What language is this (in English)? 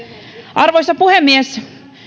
Finnish